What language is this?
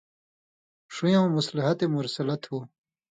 Indus Kohistani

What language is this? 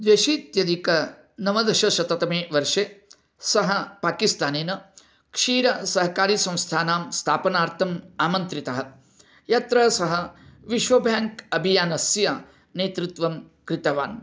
Sanskrit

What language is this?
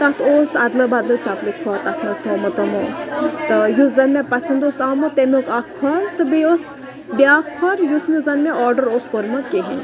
Kashmiri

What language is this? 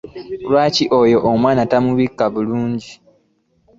Ganda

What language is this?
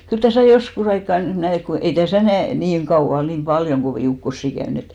Finnish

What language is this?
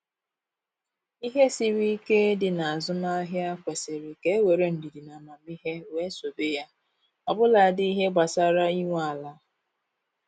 Igbo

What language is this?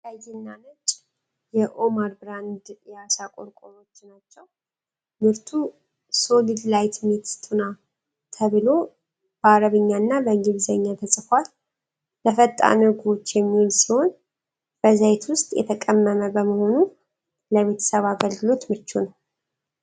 Amharic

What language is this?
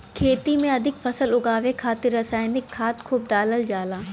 Bhojpuri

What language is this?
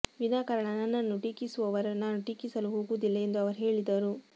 Kannada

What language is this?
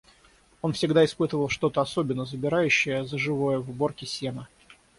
Russian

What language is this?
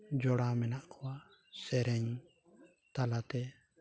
Santali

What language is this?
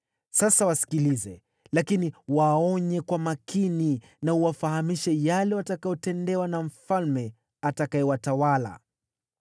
Swahili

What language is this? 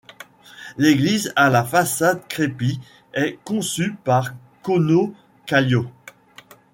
French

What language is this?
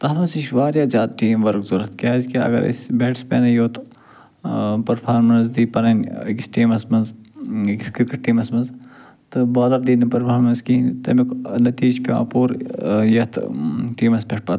Kashmiri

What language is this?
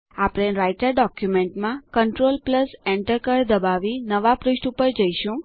Gujarati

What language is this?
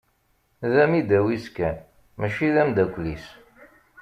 Kabyle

